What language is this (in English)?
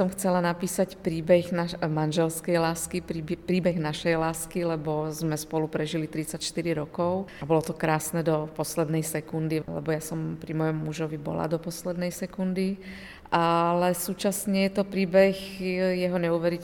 Slovak